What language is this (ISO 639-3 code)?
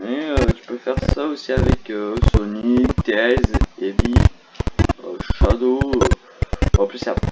fra